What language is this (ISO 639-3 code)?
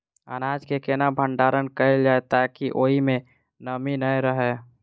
mai